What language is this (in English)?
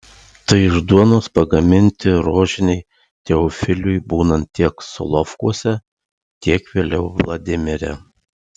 Lithuanian